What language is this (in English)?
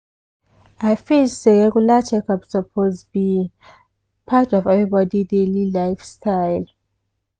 Nigerian Pidgin